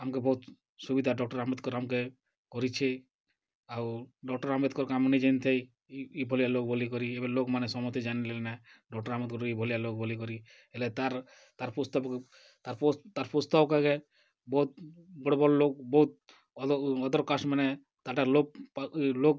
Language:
Odia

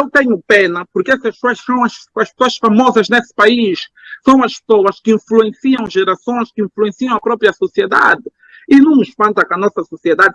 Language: Portuguese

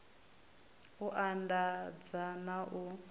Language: Venda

